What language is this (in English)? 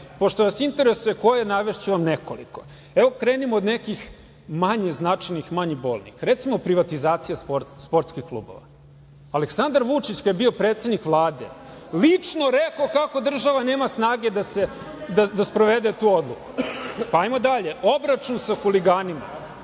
Serbian